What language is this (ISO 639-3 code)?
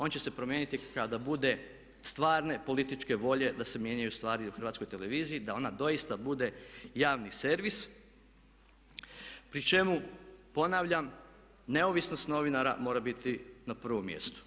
hrv